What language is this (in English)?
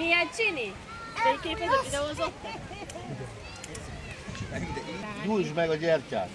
Hungarian